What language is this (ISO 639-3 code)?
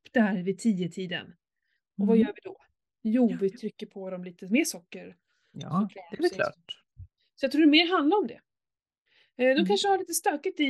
swe